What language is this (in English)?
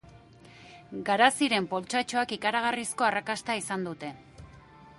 Basque